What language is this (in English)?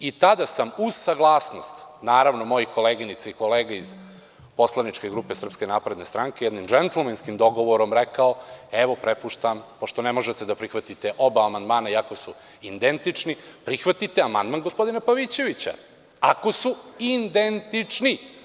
Serbian